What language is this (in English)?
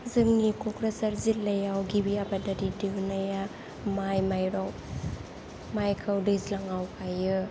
Bodo